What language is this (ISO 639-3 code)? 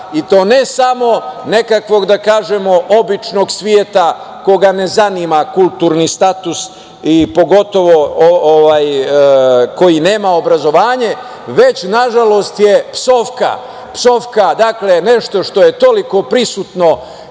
srp